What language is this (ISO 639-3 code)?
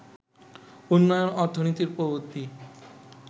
ben